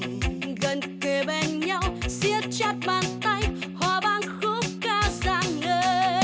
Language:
Vietnamese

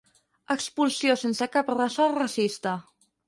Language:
Catalan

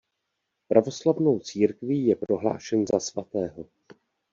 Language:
Czech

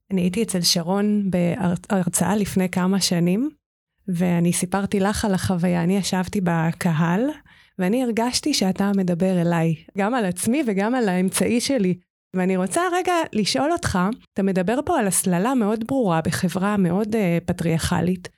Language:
Hebrew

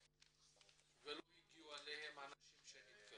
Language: Hebrew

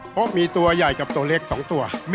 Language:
Thai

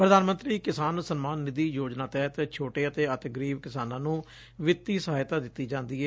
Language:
Punjabi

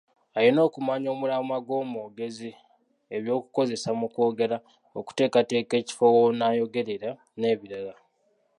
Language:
Ganda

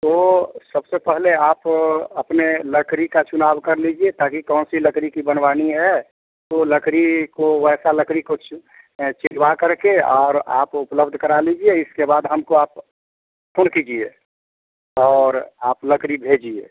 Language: Hindi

